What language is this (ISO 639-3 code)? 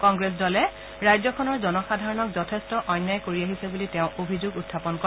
asm